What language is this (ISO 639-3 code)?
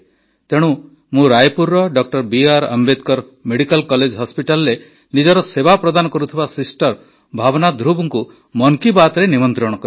ori